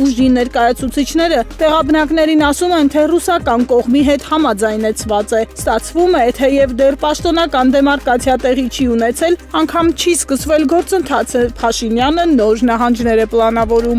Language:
Romanian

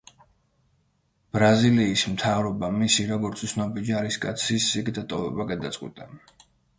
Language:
Georgian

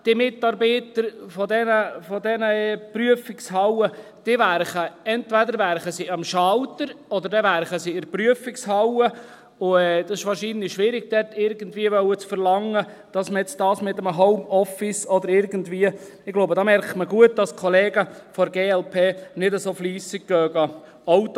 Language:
Swiss German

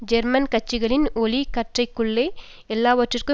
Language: Tamil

